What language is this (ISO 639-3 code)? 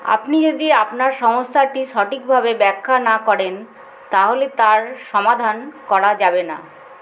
ben